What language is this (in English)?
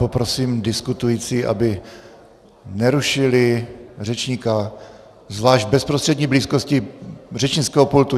Czech